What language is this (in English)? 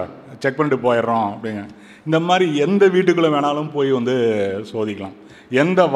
Tamil